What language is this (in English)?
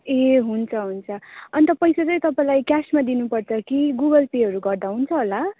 Nepali